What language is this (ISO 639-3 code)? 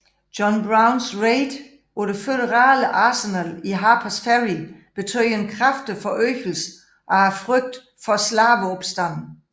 dan